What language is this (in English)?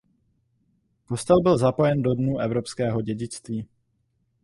Czech